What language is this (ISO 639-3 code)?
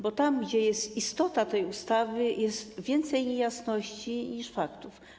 pol